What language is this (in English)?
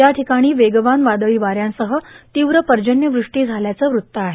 Marathi